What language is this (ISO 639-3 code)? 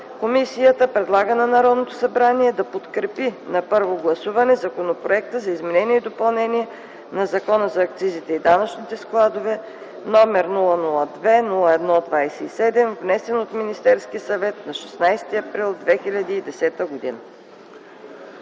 bul